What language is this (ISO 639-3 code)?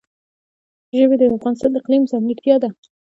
pus